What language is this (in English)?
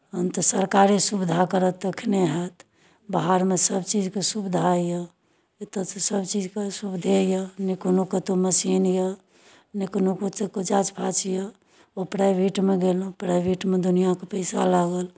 Maithili